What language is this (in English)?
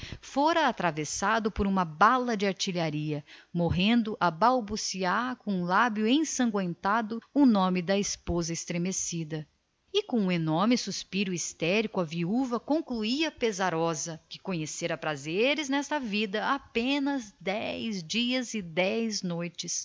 Portuguese